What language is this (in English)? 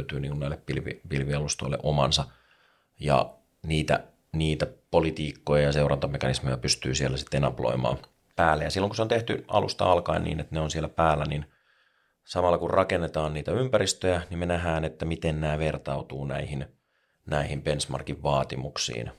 Finnish